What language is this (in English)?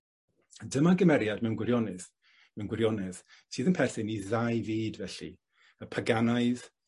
Welsh